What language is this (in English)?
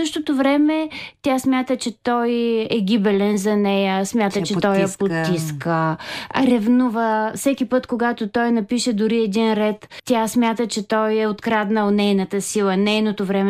Bulgarian